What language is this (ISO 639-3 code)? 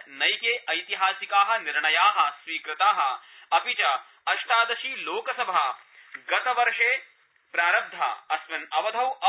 san